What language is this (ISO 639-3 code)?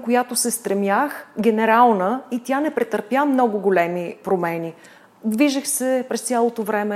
bul